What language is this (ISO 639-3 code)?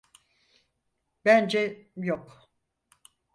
tur